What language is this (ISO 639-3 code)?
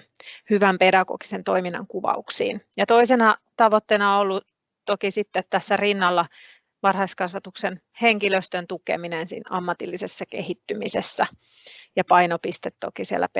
fin